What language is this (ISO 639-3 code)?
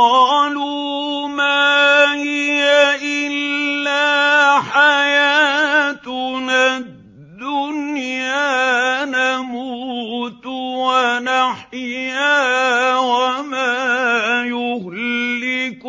ara